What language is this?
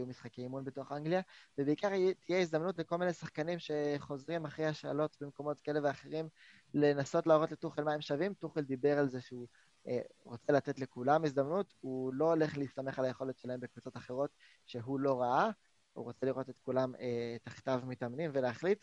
Hebrew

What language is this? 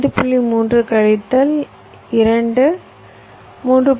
Tamil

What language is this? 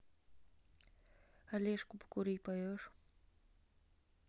Russian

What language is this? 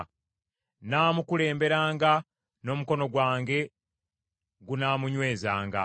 Ganda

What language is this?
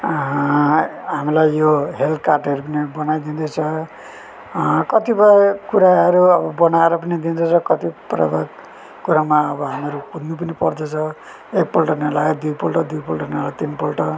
Nepali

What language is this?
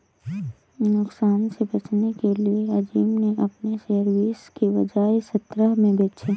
Hindi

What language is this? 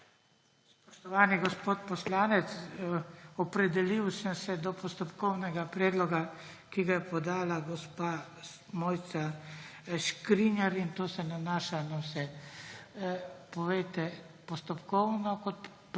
Slovenian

